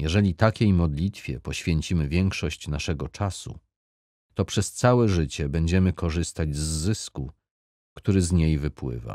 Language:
Polish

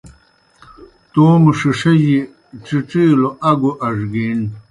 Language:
Kohistani Shina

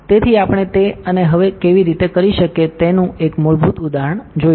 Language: Gujarati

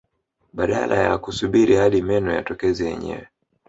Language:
Swahili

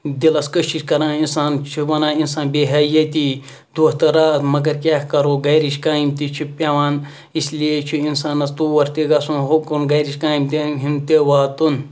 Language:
Kashmiri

